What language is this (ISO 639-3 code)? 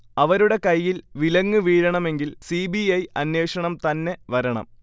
mal